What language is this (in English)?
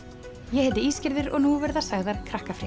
Icelandic